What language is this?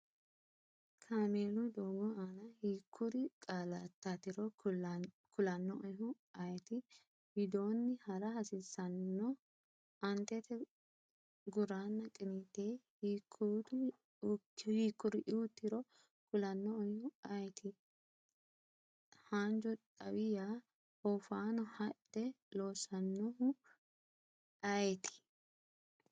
Sidamo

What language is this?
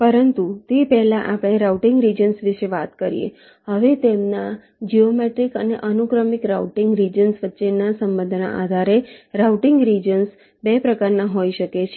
Gujarati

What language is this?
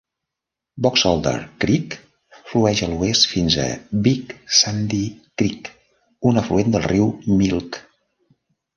Catalan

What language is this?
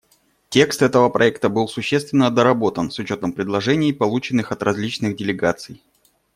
Russian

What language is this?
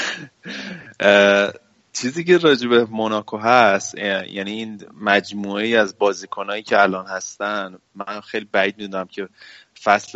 Persian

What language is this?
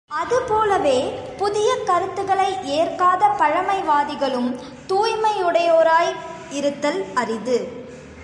Tamil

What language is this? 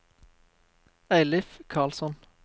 Norwegian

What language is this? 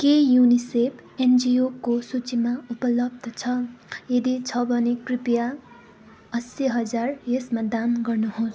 Nepali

